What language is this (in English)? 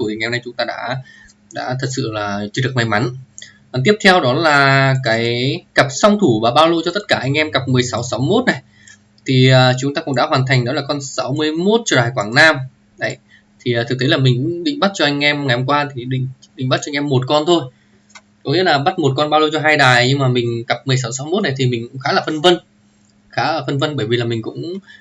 Vietnamese